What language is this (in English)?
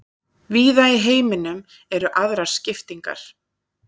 Icelandic